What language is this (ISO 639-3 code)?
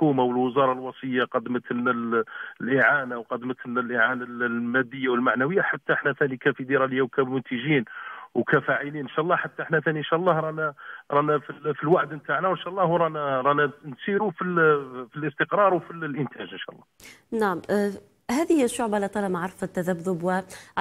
ara